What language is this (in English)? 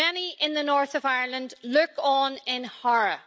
English